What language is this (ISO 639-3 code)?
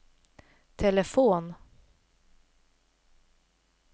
swe